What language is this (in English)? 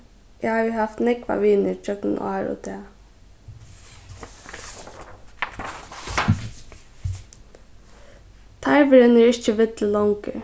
Faroese